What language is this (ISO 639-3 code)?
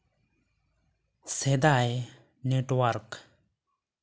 sat